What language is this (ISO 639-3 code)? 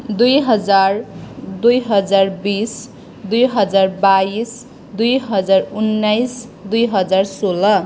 nep